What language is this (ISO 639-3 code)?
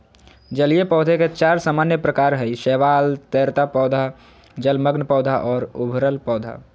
mag